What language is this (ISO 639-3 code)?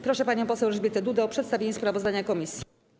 pol